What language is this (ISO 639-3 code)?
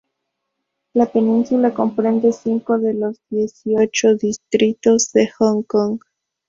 spa